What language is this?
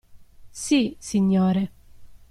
Italian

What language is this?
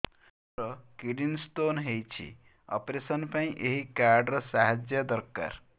Odia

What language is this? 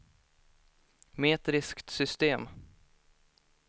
Swedish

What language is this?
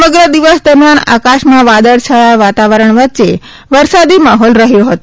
Gujarati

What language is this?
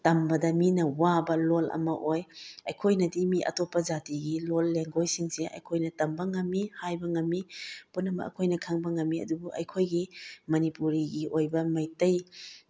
Manipuri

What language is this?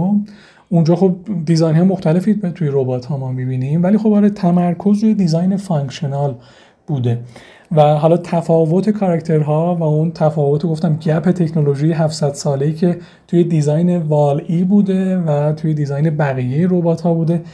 Persian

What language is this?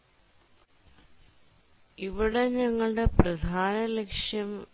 Malayalam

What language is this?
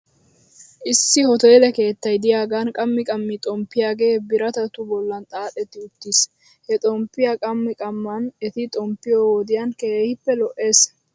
Wolaytta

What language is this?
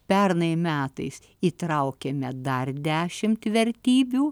Lithuanian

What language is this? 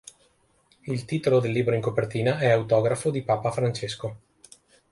Italian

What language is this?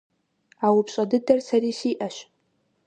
Kabardian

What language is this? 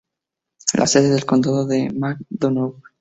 Spanish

